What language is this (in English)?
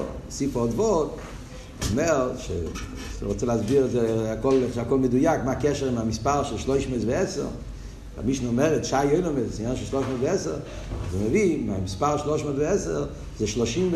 Hebrew